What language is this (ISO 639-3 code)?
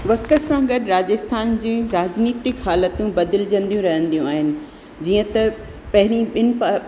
snd